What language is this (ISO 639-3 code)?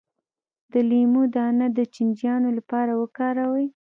pus